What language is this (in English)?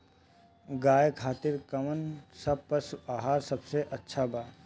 Bhojpuri